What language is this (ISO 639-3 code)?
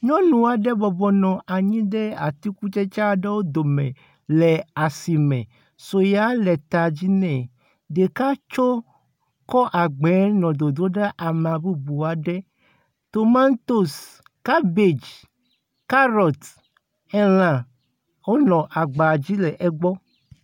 ewe